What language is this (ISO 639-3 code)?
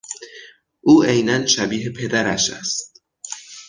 fas